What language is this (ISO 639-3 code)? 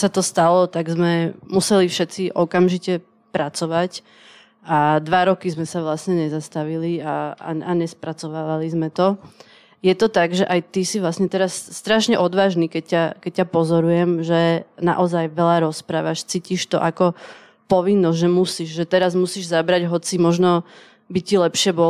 ces